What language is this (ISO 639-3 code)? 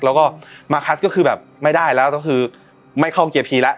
tha